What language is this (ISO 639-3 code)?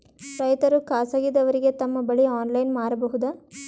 kan